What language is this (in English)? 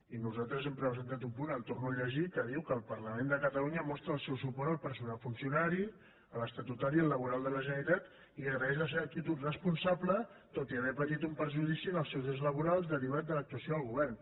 Catalan